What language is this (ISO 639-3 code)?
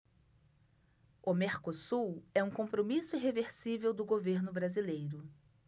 por